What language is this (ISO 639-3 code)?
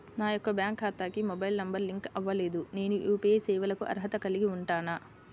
tel